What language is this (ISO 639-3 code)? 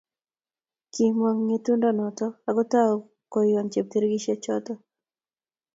kln